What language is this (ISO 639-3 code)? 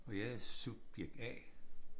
dan